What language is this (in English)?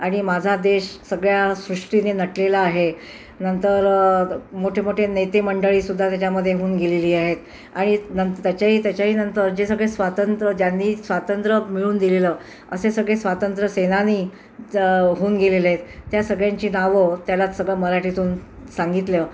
Marathi